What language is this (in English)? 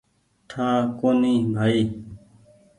Goaria